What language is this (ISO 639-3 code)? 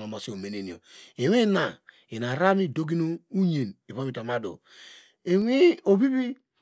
deg